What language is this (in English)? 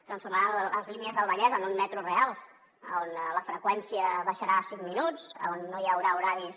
Catalan